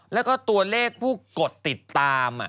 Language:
Thai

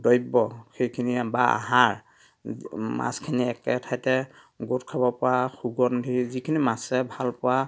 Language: Assamese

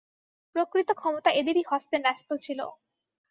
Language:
Bangla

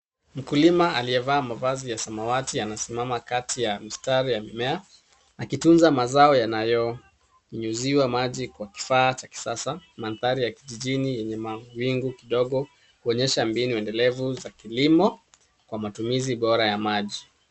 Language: Swahili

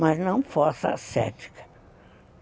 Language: Portuguese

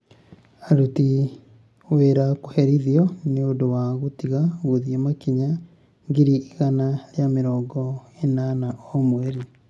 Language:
Kikuyu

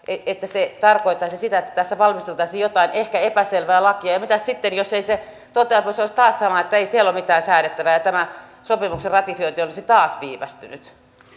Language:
Finnish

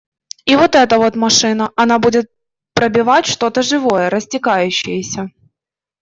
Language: Russian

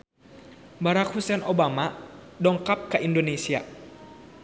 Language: Sundanese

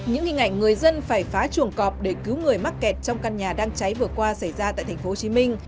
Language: Vietnamese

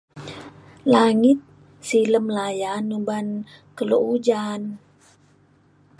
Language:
Mainstream Kenyah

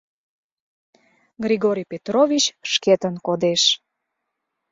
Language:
Mari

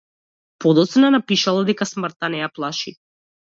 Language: Macedonian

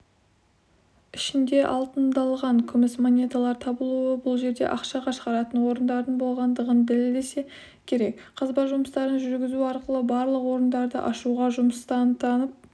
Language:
Kazakh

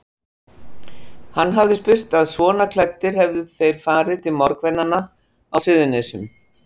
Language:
Icelandic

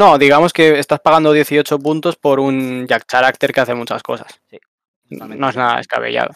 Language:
Spanish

